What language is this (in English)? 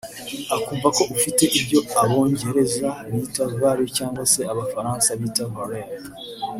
Kinyarwanda